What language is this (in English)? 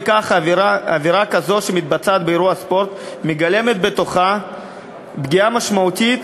Hebrew